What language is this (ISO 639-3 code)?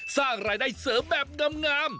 tha